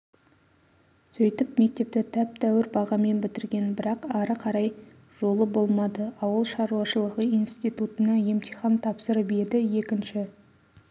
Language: Kazakh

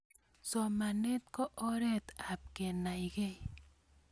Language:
Kalenjin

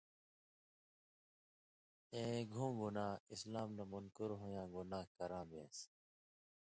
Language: Indus Kohistani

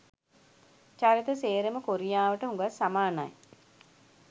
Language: Sinhala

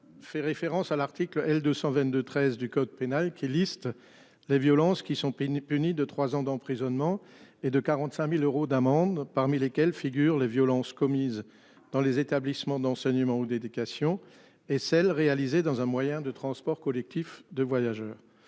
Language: French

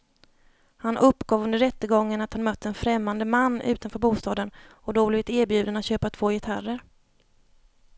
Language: Swedish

